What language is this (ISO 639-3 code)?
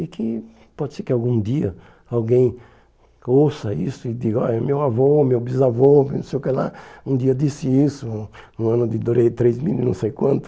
por